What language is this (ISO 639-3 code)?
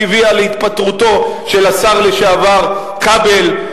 heb